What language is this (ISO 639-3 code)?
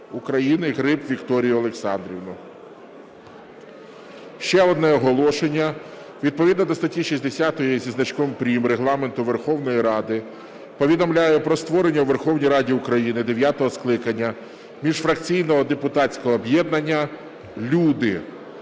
ukr